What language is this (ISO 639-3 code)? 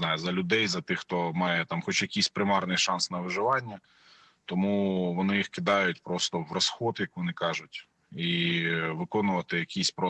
ukr